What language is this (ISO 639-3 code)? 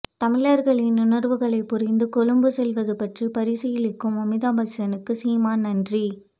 tam